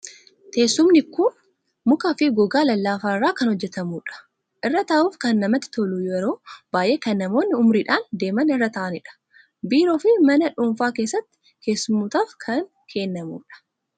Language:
Oromo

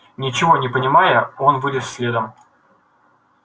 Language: Russian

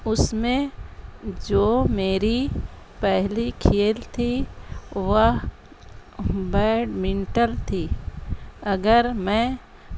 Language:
Urdu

